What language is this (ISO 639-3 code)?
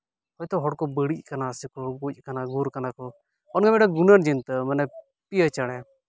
sat